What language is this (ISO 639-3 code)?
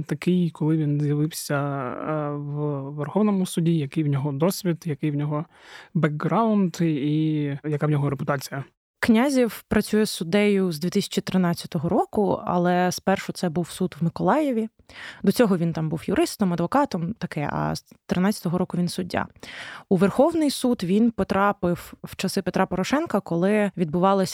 ukr